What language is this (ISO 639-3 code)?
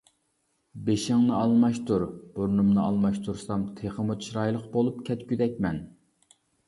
uig